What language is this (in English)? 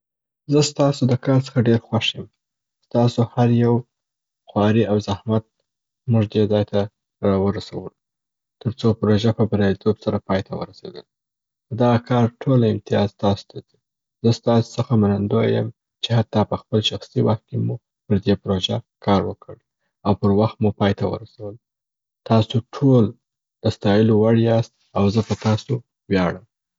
Southern Pashto